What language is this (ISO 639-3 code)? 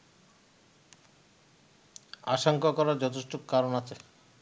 ben